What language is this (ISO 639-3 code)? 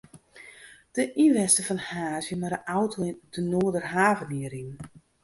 fry